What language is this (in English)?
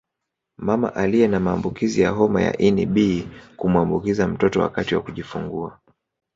Swahili